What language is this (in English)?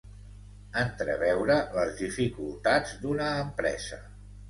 Catalan